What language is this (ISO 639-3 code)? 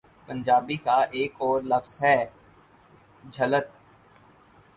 urd